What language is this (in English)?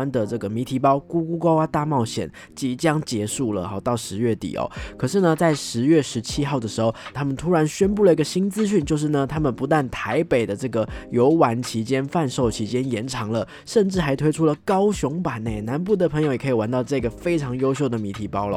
Chinese